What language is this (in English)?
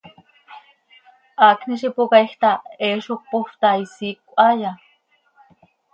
Seri